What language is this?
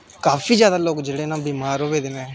Dogri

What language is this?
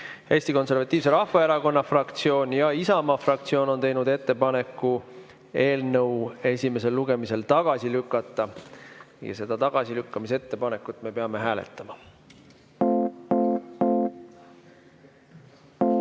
Estonian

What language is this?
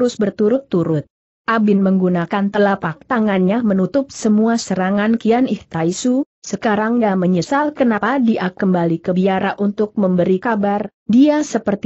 Indonesian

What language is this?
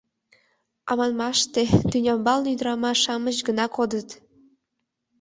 Mari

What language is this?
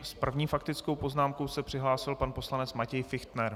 Czech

